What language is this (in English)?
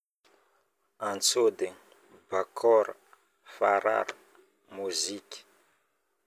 Northern Betsimisaraka Malagasy